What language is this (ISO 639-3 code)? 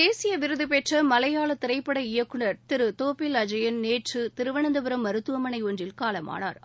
tam